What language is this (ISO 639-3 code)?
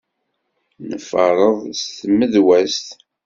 kab